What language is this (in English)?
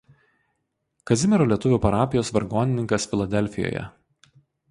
Lithuanian